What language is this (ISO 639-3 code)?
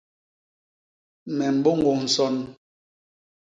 bas